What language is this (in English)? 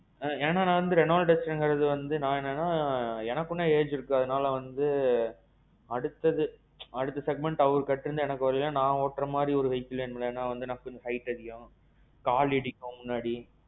Tamil